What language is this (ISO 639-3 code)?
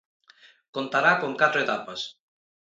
glg